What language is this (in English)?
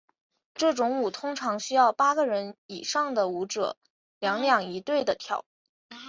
Chinese